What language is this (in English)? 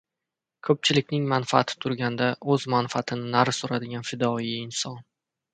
Uzbek